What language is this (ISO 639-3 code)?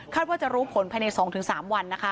tha